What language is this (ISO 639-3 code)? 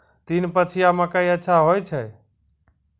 mai